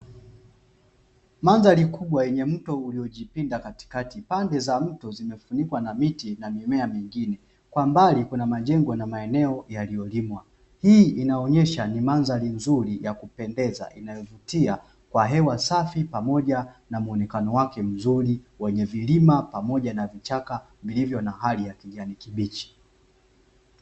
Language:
Swahili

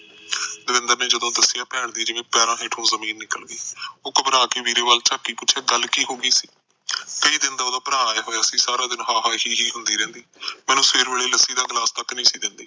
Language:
Punjabi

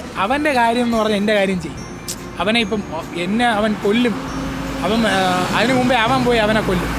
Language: Malayalam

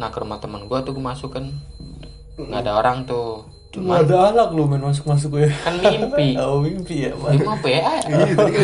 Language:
Indonesian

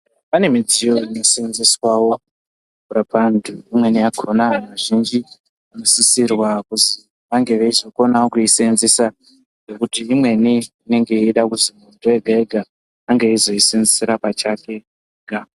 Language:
Ndau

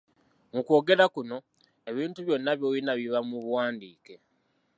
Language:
Ganda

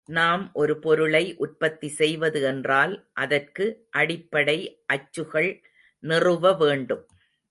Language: Tamil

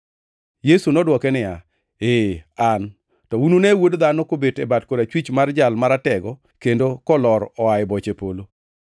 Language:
Luo (Kenya and Tanzania)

